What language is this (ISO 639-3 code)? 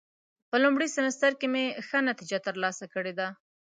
pus